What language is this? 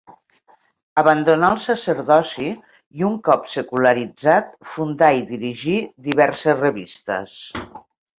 Catalan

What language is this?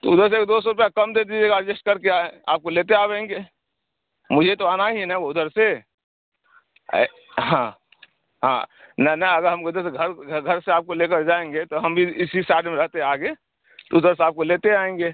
Urdu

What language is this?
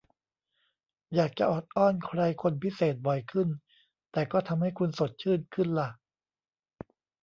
Thai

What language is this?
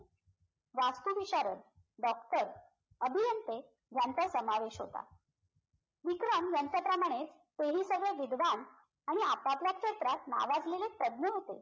Marathi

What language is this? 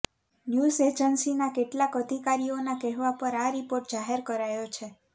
Gujarati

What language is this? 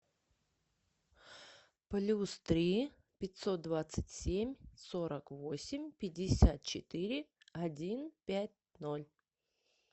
Russian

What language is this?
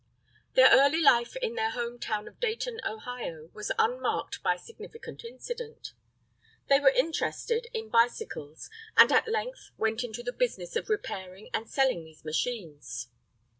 English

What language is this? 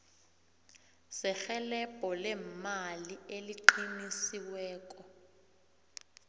South Ndebele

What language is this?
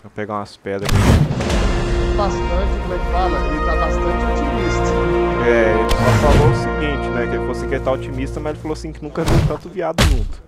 Portuguese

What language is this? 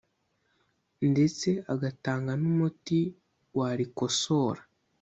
Kinyarwanda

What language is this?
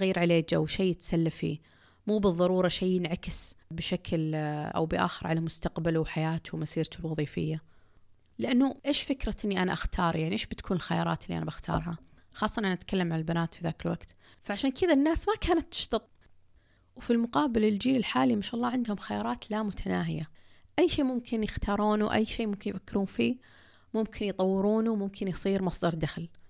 Arabic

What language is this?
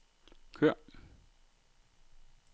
Danish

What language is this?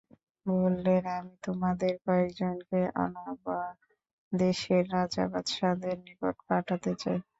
Bangla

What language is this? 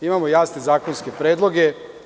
Serbian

